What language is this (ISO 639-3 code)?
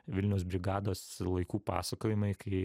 lit